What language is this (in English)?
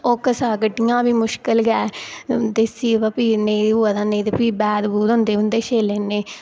Dogri